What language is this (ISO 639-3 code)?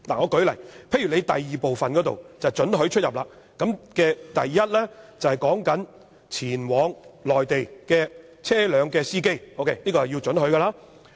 yue